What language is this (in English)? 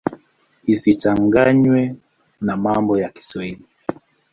Swahili